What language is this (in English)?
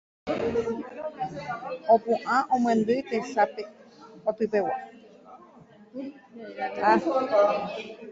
Guarani